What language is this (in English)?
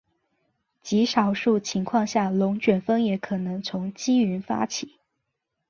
Chinese